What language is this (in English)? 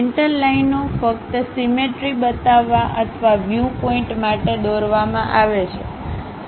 Gujarati